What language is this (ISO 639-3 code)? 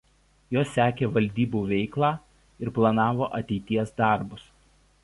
lit